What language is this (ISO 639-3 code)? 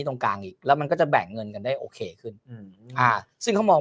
tha